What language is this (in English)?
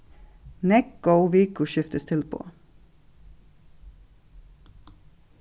Faroese